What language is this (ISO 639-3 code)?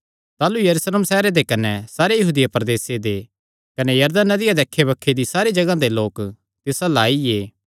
xnr